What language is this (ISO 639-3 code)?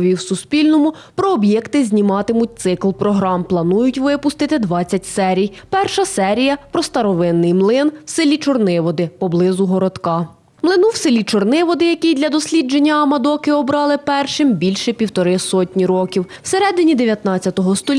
ukr